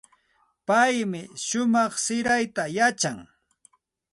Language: Santa Ana de Tusi Pasco Quechua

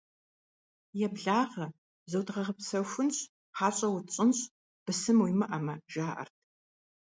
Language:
Kabardian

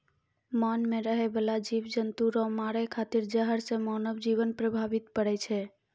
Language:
Maithili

